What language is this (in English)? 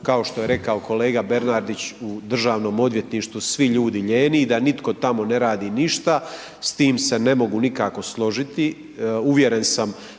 Croatian